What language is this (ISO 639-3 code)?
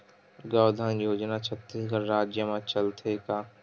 hne